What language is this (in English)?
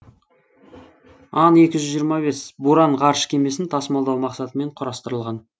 Kazakh